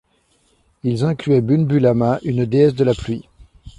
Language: French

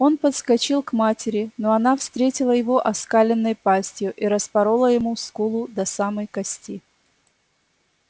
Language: Russian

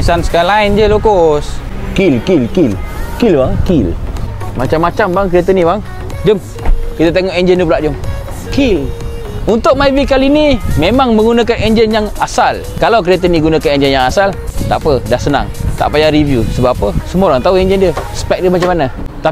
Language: Malay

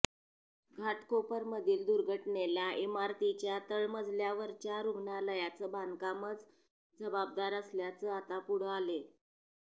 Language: Marathi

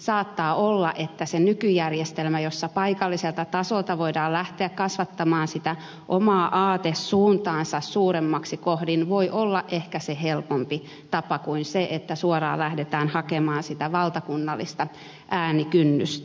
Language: Finnish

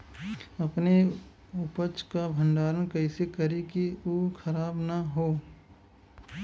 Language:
Bhojpuri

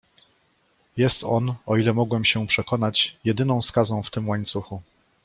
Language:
Polish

